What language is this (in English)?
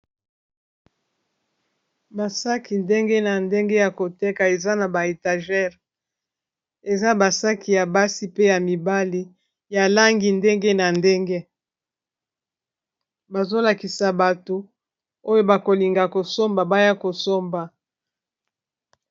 Lingala